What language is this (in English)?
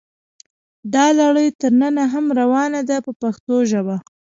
Pashto